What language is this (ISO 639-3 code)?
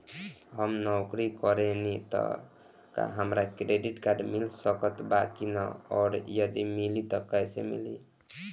bho